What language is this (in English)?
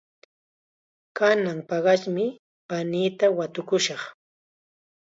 Chiquián Ancash Quechua